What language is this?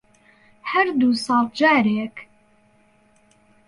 Central Kurdish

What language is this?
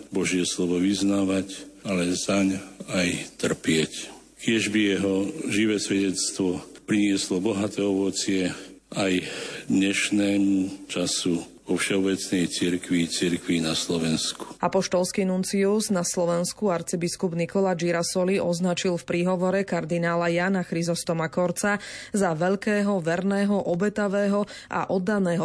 Slovak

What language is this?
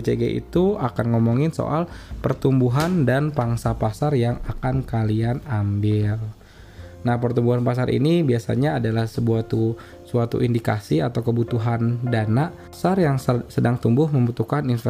Indonesian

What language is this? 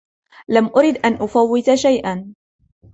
Arabic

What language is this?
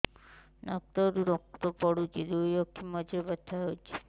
Odia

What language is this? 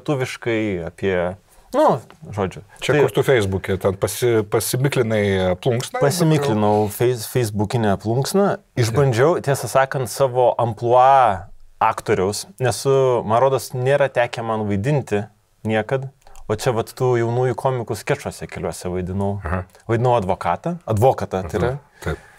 Lithuanian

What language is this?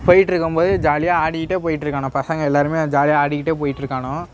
Tamil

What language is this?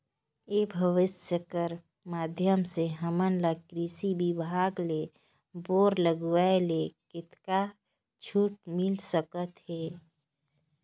Chhattisgarhi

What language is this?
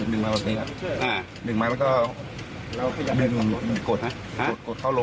Thai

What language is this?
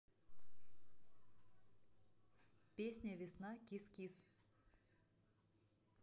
Russian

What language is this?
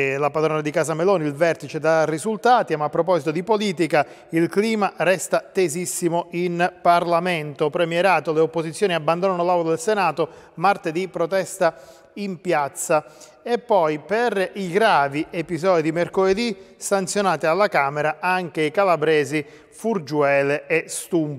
Italian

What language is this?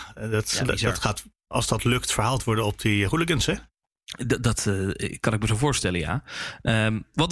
Dutch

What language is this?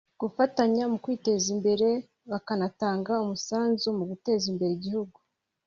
Kinyarwanda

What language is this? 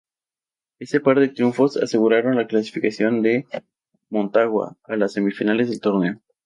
Spanish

